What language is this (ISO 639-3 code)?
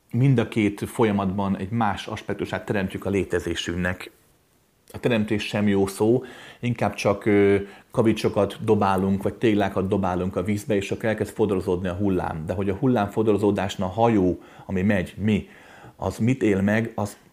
hun